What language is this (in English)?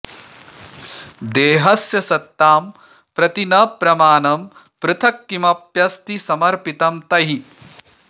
Sanskrit